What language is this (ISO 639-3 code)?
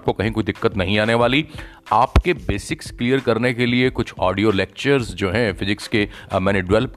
hin